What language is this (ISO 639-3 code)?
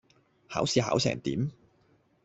yue